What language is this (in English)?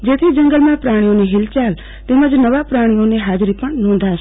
Gujarati